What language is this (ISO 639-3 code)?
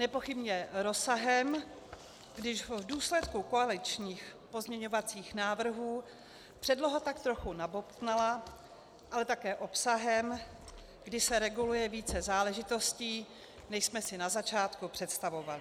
ces